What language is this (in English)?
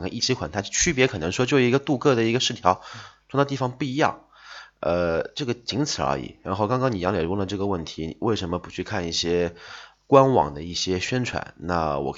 Chinese